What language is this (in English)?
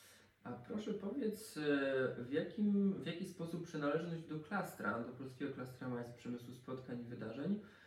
Polish